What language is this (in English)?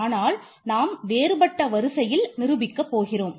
Tamil